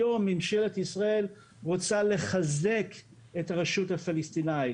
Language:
Hebrew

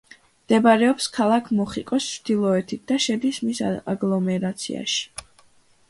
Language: Georgian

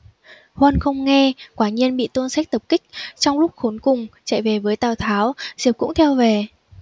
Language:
Vietnamese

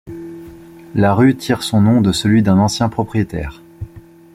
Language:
French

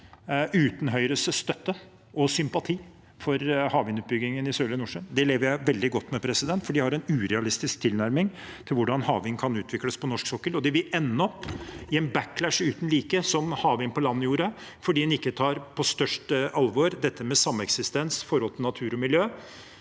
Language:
Norwegian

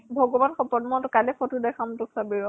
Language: Assamese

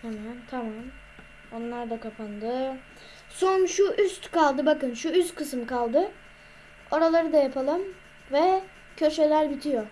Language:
Turkish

